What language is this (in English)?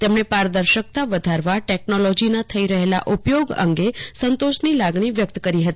Gujarati